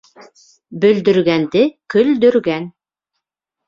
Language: Bashkir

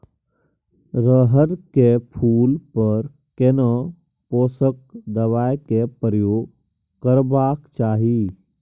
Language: Maithili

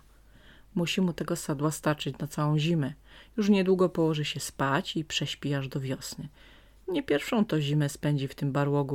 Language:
Polish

